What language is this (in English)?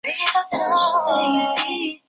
Chinese